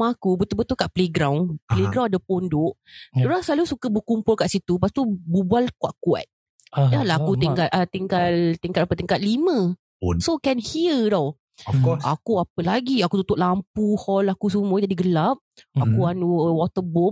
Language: Malay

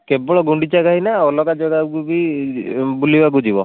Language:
Odia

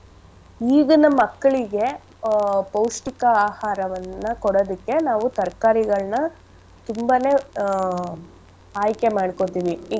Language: Kannada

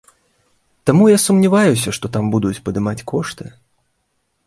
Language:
Belarusian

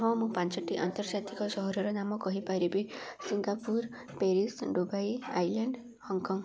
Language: Odia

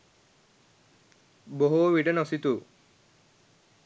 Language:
Sinhala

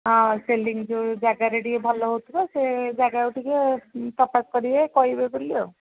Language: Odia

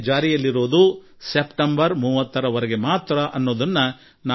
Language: Kannada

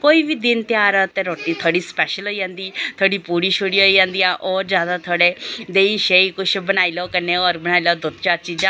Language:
Dogri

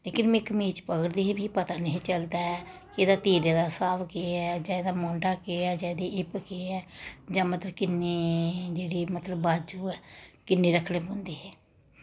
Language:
Dogri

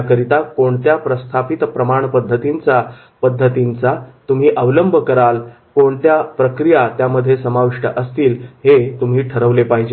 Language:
Marathi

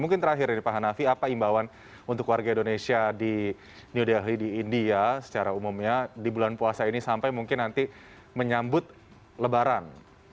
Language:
Indonesian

